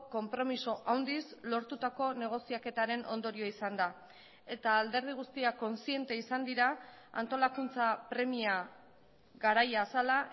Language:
Basque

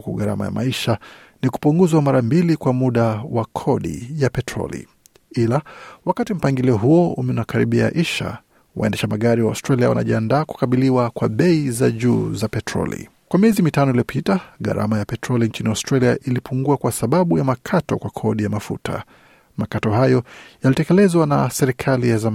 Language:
Swahili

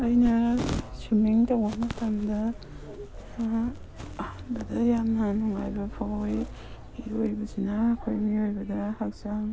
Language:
Manipuri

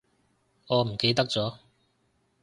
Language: Cantonese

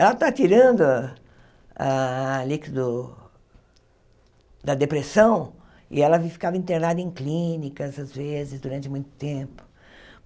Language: Portuguese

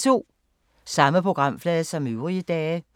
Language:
Danish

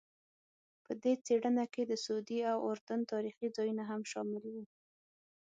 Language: Pashto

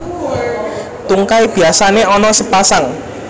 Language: Javanese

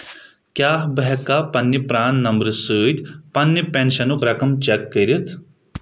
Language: Kashmiri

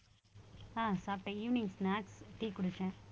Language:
Tamil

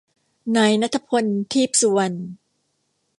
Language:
Thai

